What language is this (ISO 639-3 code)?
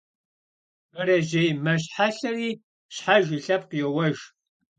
kbd